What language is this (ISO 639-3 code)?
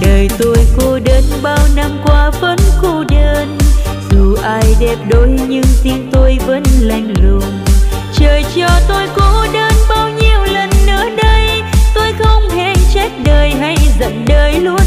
vie